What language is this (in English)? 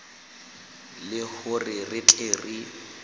Southern Sotho